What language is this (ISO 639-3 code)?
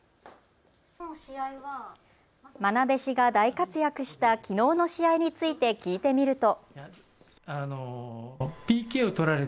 jpn